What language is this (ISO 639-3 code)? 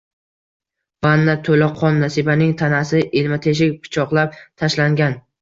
uzb